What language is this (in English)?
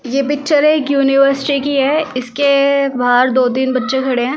Hindi